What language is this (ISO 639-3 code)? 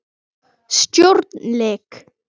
isl